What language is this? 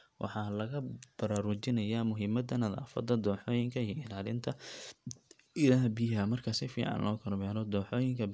Somali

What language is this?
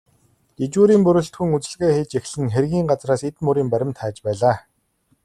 Mongolian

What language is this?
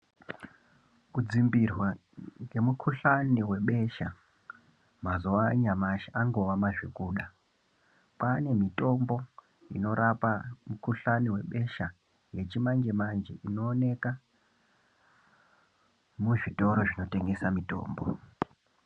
Ndau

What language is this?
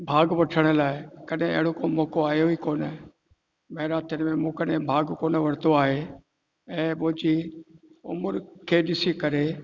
Sindhi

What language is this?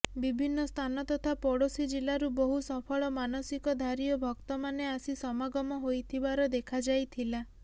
Odia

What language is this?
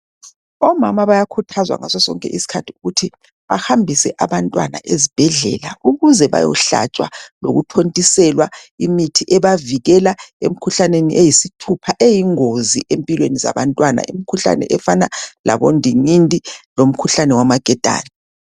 North Ndebele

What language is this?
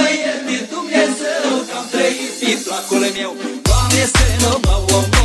Romanian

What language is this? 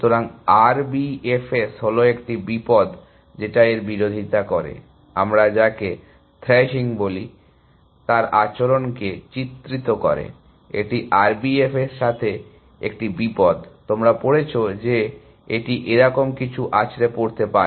Bangla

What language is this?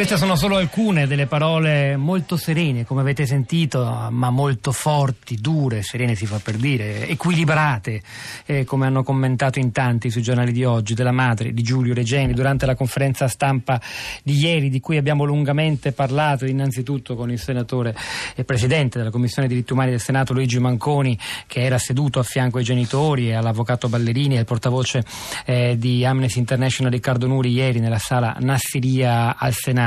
Italian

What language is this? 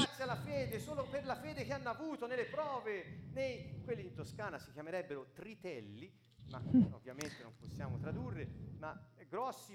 Slovak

